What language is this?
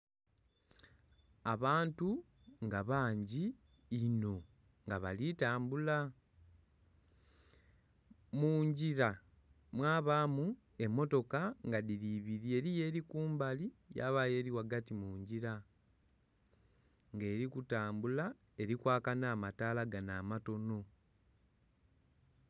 Soga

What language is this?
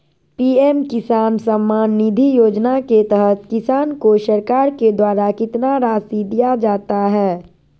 Magahi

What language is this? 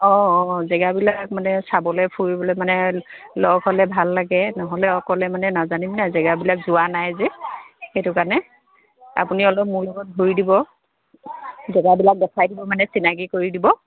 Assamese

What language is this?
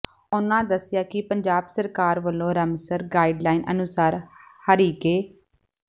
Punjabi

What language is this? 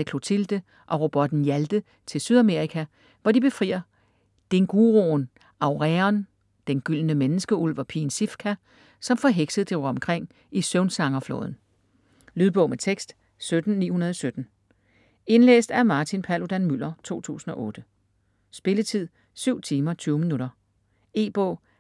Danish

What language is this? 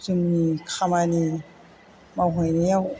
Bodo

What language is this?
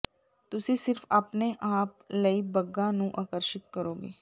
Punjabi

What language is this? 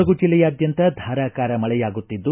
Kannada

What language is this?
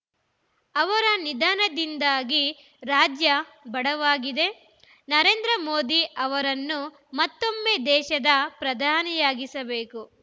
Kannada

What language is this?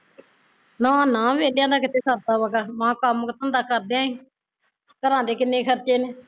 Punjabi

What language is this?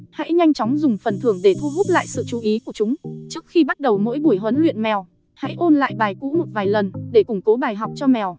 Vietnamese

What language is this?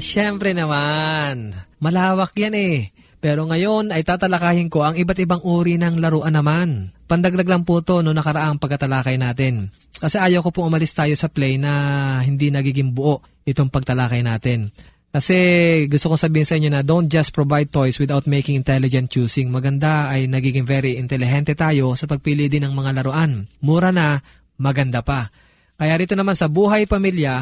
Filipino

